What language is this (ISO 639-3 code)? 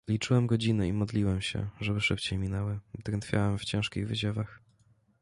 pol